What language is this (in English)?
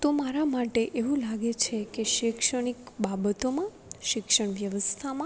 Gujarati